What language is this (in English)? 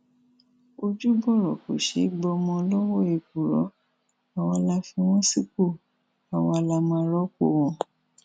Yoruba